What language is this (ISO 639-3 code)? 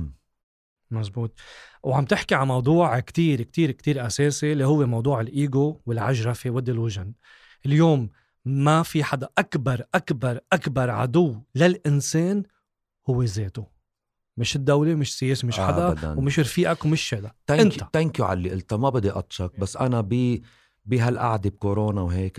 ara